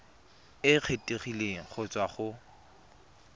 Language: Tswana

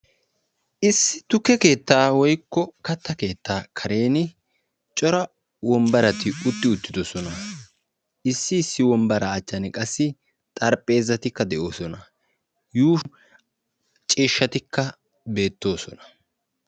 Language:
Wolaytta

